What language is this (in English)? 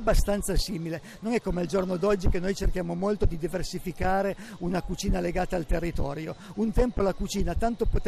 Italian